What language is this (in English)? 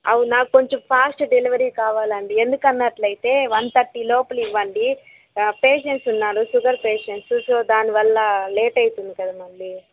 Telugu